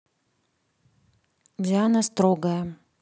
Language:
Russian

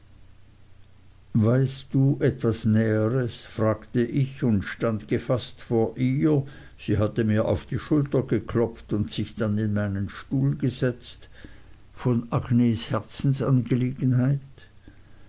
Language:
German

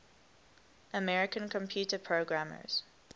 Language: English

